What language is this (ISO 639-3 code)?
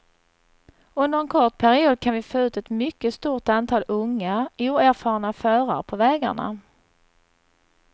swe